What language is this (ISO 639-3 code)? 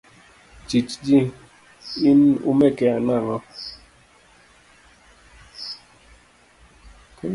luo